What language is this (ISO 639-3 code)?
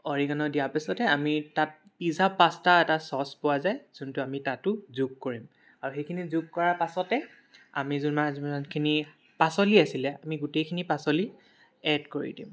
asm